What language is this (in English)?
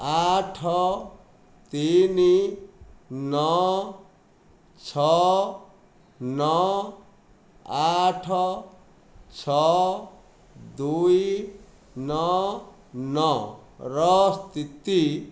Odia